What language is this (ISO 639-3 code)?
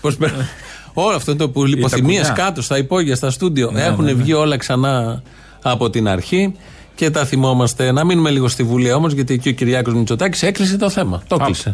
ell